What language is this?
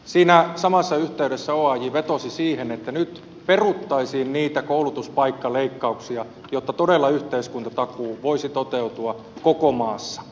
Finnish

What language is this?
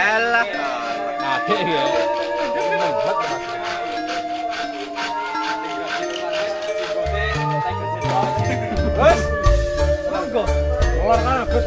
Indonesian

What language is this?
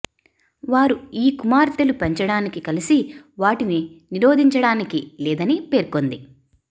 Telugu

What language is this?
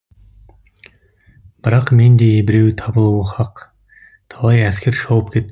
Kazakh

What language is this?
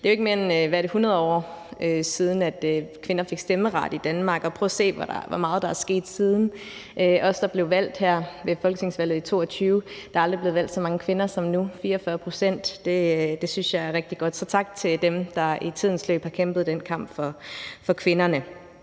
Danish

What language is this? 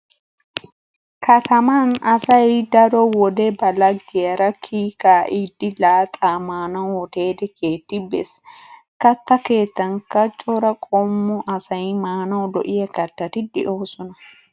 Wolaytta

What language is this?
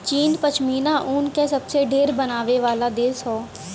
Bhojpuri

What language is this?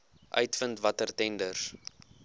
Afrikaans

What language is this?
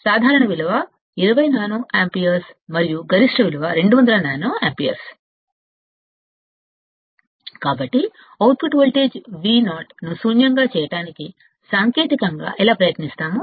Telugu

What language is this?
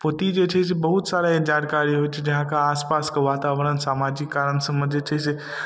Maithili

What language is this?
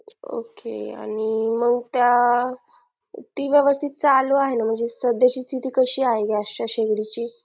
Marathi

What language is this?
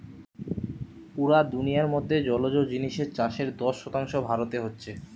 Bangla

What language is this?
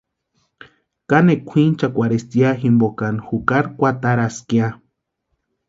Western Highland Purepecha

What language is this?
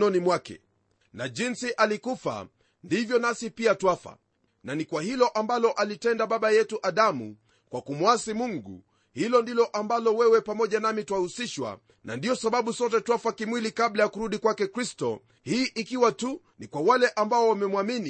Swahili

